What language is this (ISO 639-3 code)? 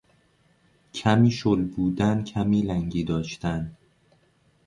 fas